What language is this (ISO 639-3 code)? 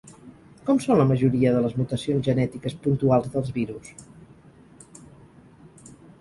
cat